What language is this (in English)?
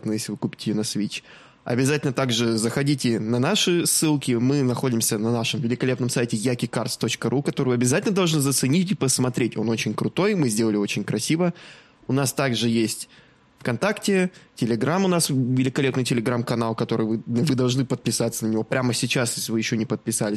Russian